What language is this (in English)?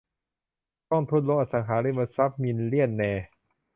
Thai